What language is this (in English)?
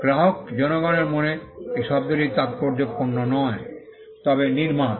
Bangla